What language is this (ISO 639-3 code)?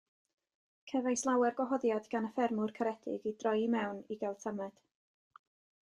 cym